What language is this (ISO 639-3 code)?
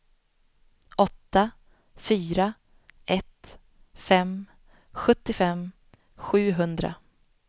swe